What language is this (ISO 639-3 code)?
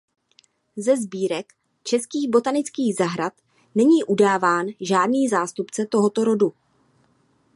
ces